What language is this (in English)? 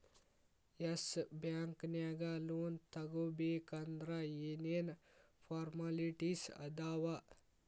Kannada